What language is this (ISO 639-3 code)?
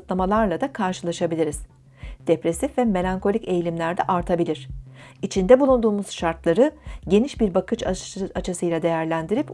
tur